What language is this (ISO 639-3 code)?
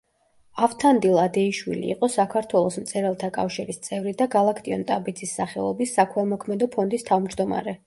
kat